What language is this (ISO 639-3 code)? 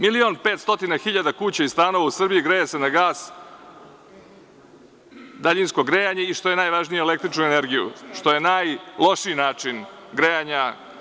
srp